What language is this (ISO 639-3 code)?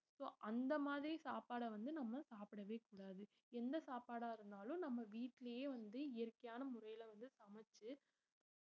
tam